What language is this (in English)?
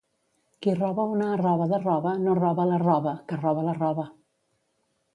Catalan